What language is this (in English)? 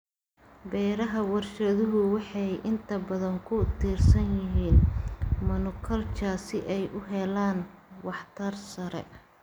Somali